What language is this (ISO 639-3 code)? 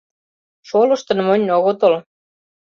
chm